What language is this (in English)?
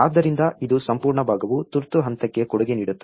Kannada